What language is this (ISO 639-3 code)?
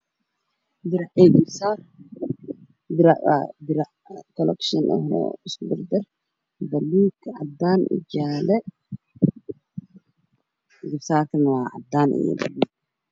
som